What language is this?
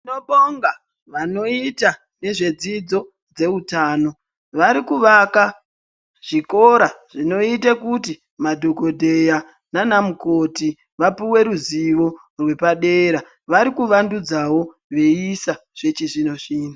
Ndau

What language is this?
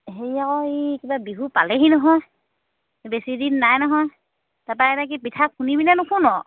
Assamese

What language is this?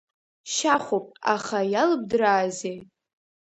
Abkhazian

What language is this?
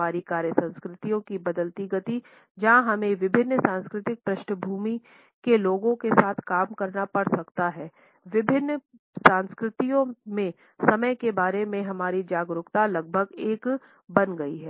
Hindi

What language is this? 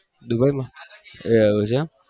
Gujarati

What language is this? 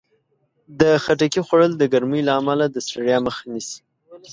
Pashto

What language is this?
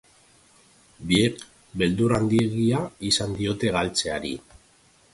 Basque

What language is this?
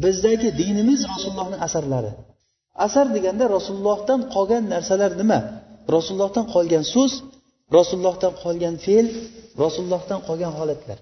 Bulgarian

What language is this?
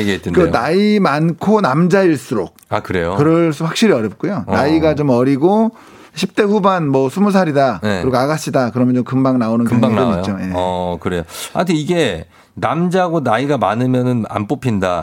Korean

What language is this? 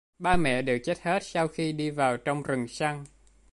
Vietnamese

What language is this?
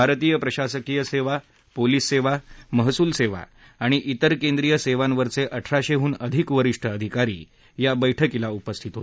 Marathi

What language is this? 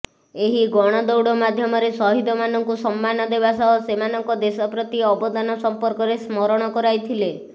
Odia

